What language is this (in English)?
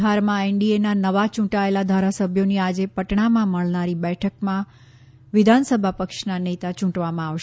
Gujarati